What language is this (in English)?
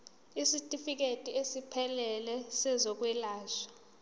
Zulu